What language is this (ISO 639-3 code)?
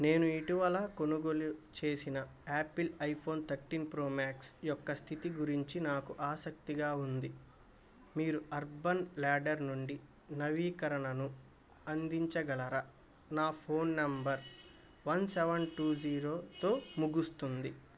tel